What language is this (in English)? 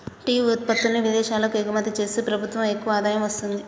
Telugu